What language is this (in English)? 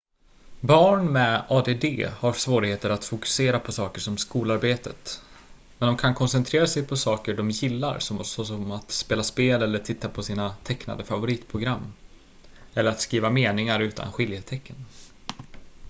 Swedish